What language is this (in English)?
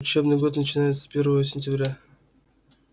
Russian